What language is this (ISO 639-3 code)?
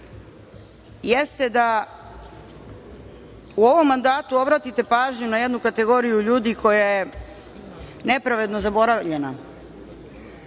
srp